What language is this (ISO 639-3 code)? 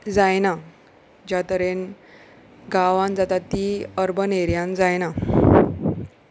kok